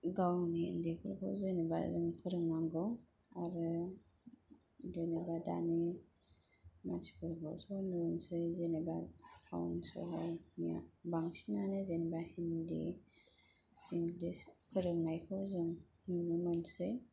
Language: Bodo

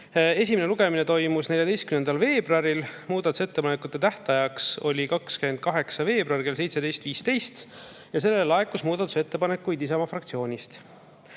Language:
Estonian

